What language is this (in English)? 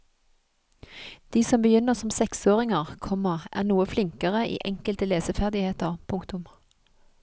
Norwegian